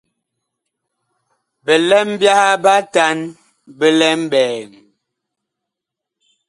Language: Bakoko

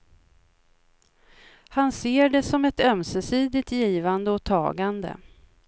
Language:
Swedish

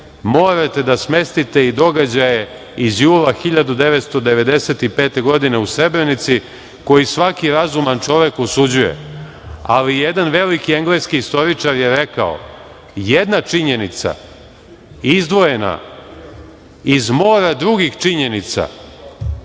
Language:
Serbian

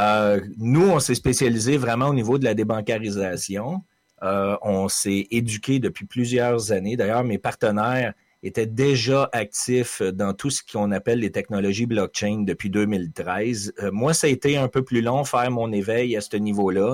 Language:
French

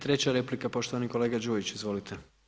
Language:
Croatian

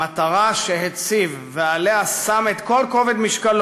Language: Hebrew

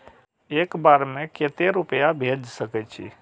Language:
Maithili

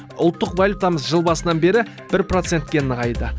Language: Kazakh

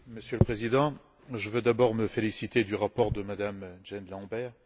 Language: French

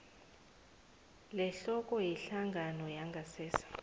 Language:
South Ndebele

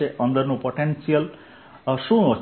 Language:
Gujarati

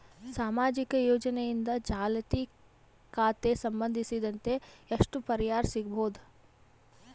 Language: Kannada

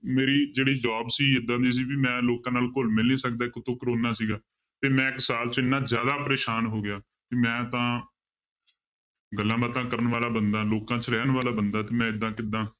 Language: Punjabi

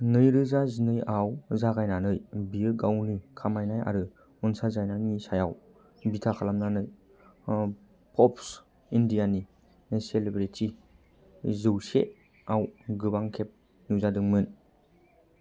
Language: Bodo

